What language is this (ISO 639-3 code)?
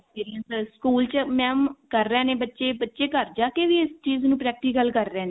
pan